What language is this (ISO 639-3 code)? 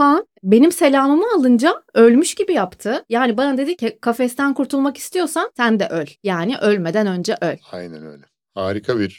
tur